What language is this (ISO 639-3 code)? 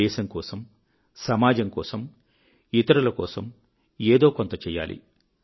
tel